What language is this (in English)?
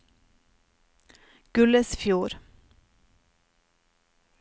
Norwegian